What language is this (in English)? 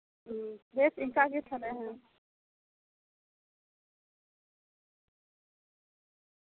Santali